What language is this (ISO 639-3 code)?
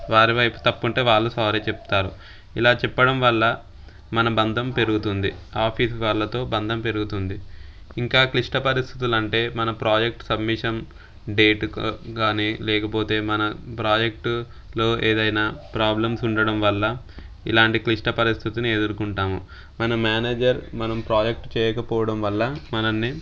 tel